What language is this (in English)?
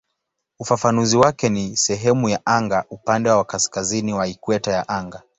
Swahili